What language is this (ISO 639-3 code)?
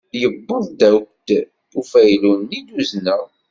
kab